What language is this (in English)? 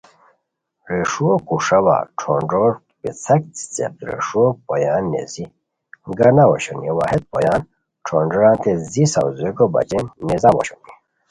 Khowar